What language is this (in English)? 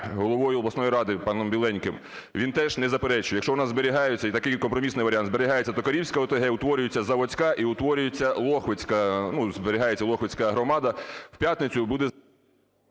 Ukrainian